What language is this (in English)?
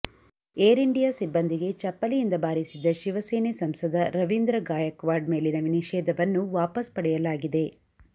Kannada